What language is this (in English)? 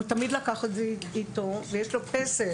Hebrew